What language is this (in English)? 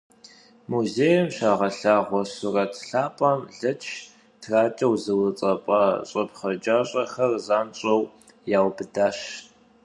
Kabardian